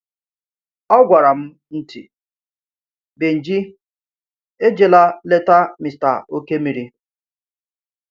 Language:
Igbo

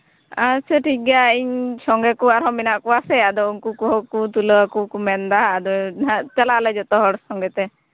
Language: Santali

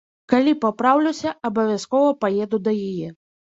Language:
Belarusian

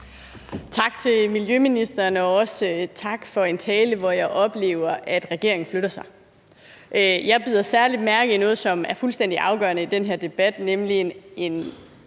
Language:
Danish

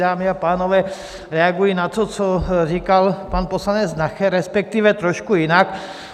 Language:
Czech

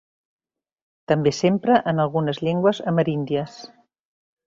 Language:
Catalan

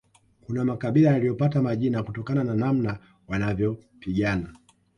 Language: Swahili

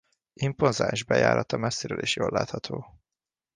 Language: Hungarian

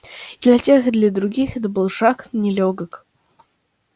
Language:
Russian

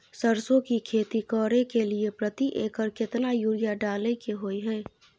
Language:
Maithili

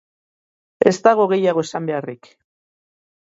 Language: Basque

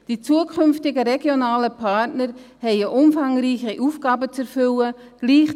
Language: Swiss German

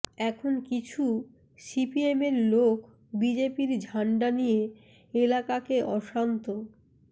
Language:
Bangla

